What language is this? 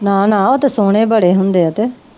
Punjabi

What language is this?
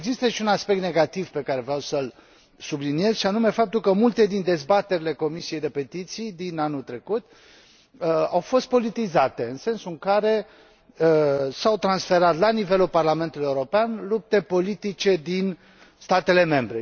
Romanian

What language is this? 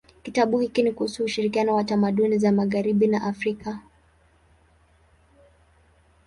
Swahili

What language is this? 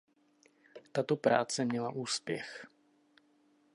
Czech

